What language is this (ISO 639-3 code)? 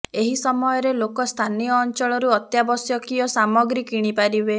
ori